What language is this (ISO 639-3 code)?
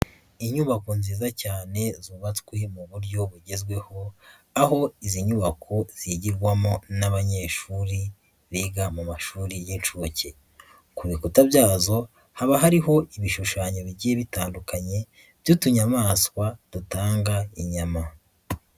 kin